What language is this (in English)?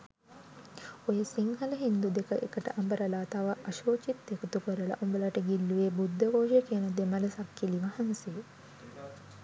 Sinhala